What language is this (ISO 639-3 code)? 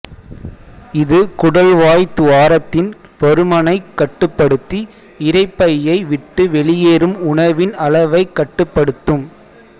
tam